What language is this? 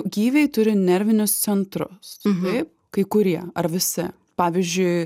Lithuanian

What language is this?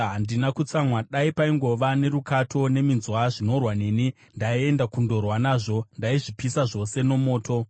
Shona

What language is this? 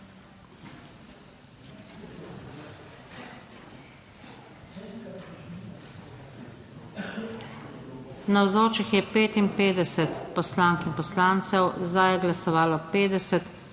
Slovenian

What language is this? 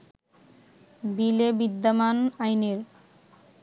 Bangla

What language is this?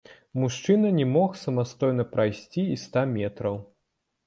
Belarusian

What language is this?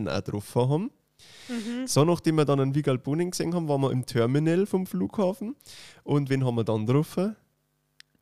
German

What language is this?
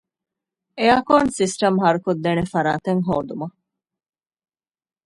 Divehi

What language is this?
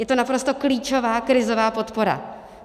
Czech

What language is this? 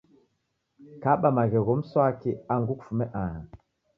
Taita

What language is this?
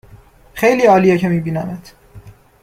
Persian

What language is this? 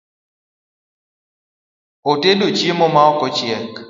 Luo (Kenya and Tanzania)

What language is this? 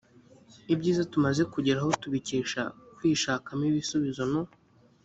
Kinyarwanda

